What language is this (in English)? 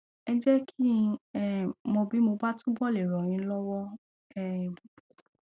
Yoruba